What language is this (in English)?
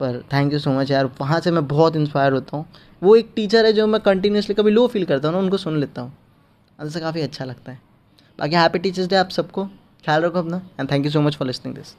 Hindi